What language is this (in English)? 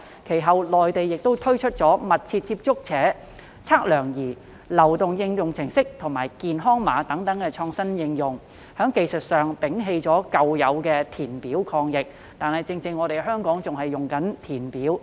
Cantonese